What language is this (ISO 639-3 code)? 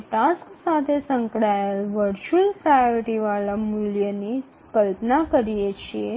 guj